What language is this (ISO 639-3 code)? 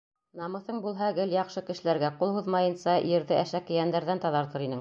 bak